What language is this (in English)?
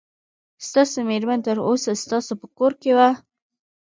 Pashto